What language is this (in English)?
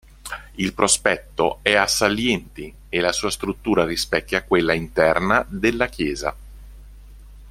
Italian